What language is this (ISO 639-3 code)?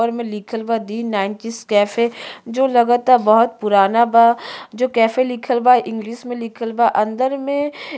bho